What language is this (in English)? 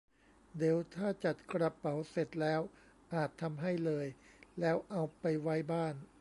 Thai